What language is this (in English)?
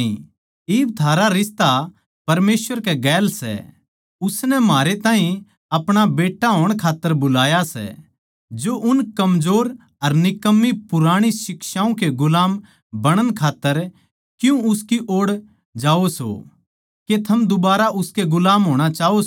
Haryanvi